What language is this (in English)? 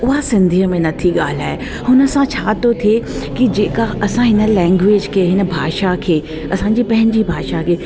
Sindhi